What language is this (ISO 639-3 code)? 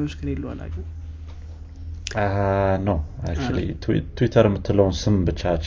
amh